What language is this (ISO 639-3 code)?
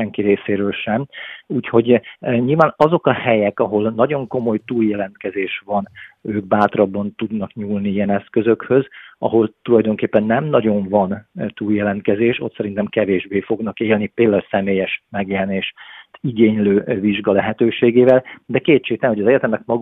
hun